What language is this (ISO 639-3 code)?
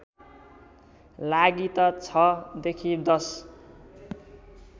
nep